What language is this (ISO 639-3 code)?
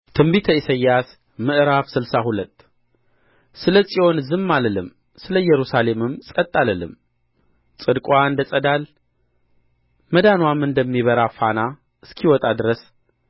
amh